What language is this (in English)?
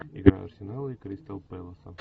Russian